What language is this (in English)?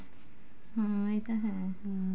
Punjabi